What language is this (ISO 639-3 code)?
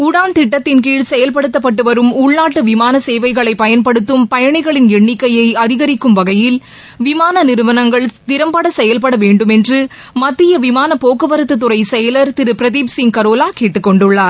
tam